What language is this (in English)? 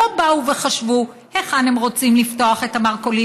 Hebrew